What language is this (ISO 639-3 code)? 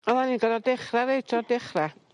cym